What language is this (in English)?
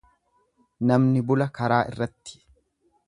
Oromo